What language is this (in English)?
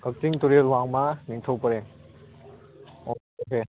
Manipuri